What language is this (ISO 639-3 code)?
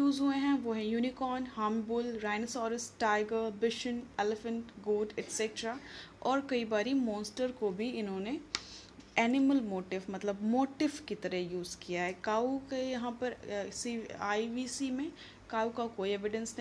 hin